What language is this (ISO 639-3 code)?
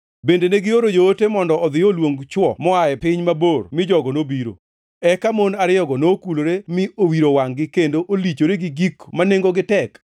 luo